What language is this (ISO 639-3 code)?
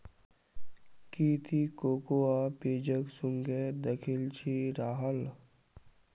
mag